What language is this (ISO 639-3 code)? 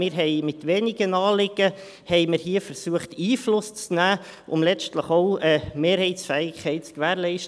gsw